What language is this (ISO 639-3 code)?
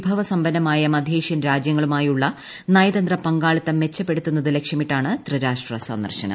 mal